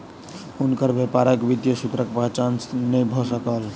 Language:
Maithili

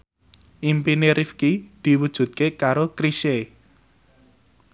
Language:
Javanese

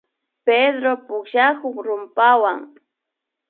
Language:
Imbabura Highland Quichua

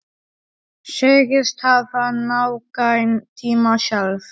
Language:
Icelandic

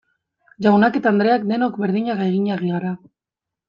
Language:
Basque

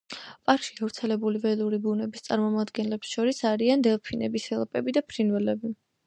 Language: Georgian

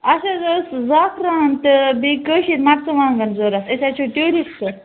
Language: Kashmiri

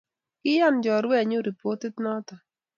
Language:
Kalenjin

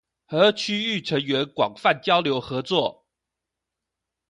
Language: Chinese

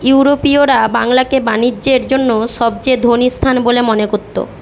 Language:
Bangla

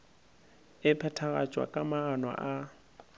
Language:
Northern Sotho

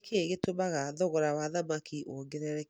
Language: Kikuyu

